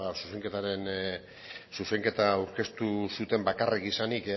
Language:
Basque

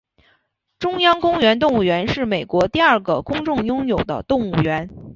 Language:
Chinese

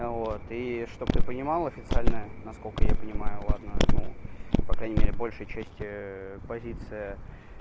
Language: Russian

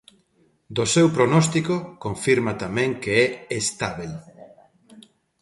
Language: Galician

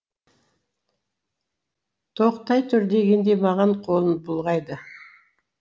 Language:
Kazakh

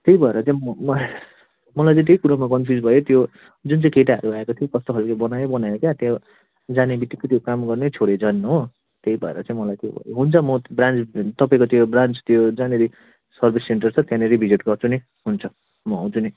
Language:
Nepali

